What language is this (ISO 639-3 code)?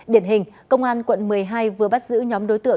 vie